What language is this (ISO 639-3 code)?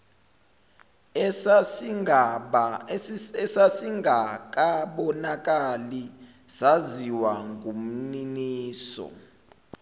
zul